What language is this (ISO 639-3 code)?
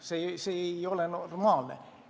est